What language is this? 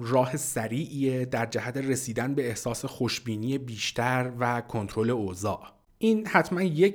Persian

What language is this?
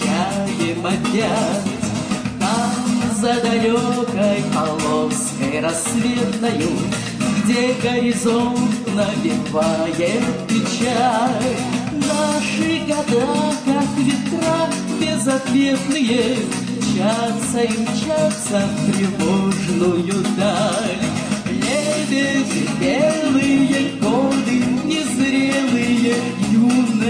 Russian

